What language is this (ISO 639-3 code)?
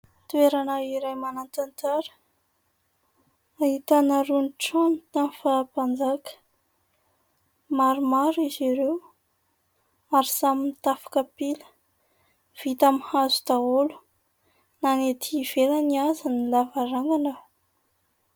mlg